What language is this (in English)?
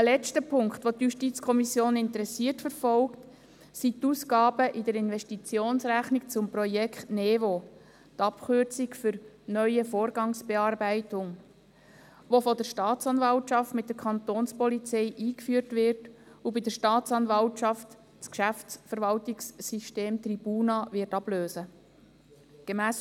Swiss German